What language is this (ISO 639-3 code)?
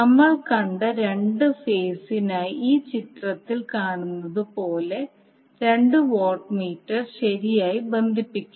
mal